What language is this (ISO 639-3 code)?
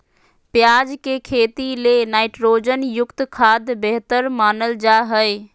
mag